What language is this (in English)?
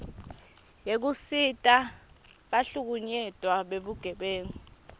Swati